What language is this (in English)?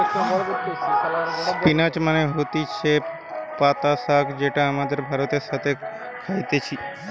Bangla